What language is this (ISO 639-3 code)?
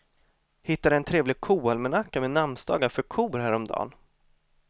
swe